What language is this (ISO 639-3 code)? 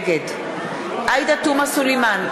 heb